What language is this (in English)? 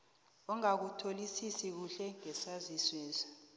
South Ndebele